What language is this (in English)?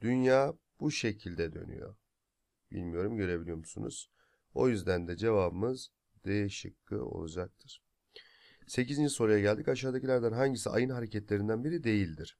Turkish